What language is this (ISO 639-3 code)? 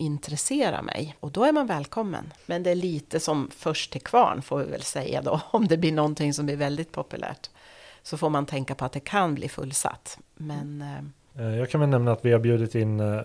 swe